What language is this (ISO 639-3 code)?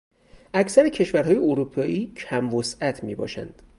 fas